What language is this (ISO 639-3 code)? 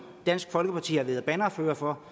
dan